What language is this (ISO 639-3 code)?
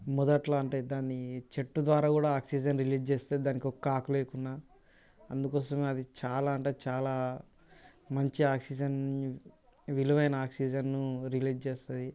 tel